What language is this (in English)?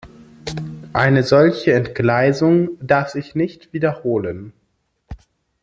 German